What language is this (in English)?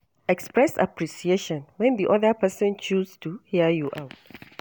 Nigerian Pidgin